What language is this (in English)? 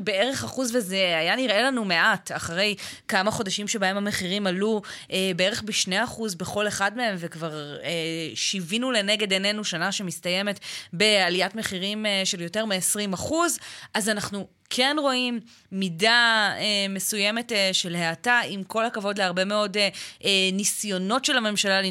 Hebrew